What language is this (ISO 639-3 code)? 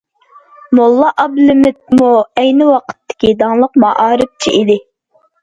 uig